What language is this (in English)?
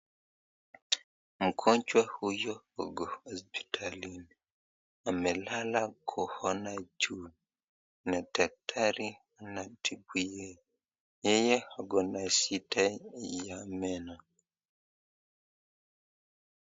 Swahili